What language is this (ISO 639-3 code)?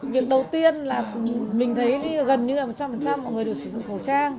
vie